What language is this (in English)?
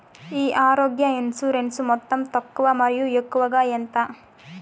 Telugu